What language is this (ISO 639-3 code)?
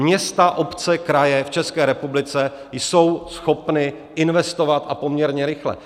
ces